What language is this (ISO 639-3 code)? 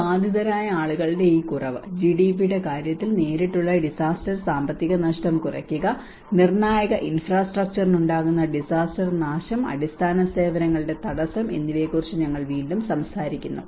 mal